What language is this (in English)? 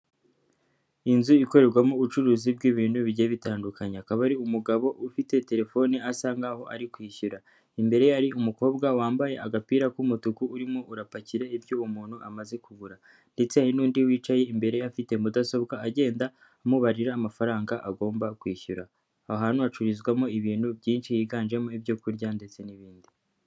Kinyarwanda